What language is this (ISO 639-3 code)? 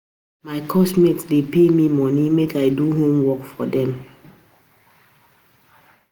pcm